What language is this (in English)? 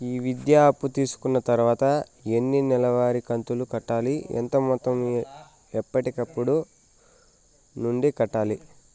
Telugu